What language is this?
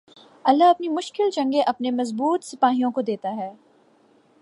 Urdu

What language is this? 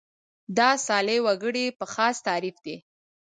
Pashto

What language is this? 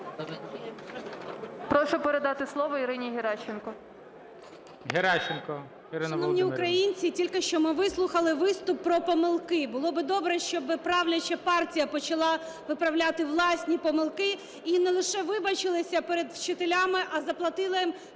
Ukrainian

